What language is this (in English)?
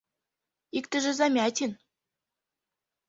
Mari